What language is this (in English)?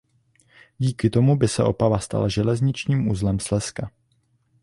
Czech